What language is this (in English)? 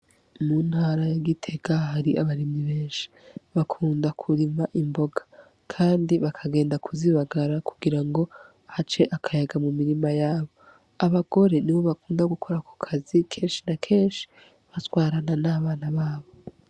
Rundi